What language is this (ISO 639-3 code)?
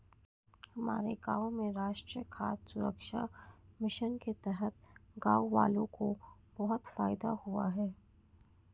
hin